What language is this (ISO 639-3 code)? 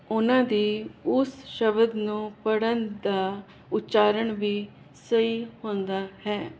pan